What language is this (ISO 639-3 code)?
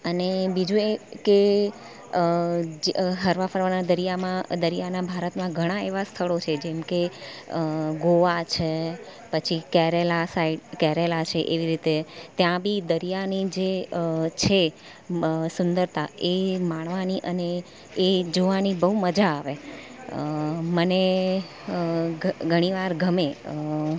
guj